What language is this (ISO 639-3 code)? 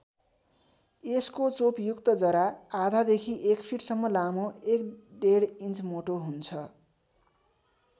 nep